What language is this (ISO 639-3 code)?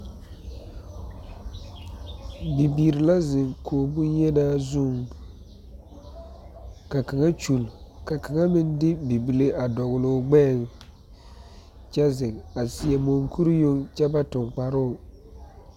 dga